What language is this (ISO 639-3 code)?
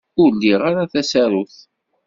kab